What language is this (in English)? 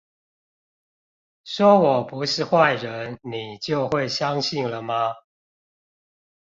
Chinese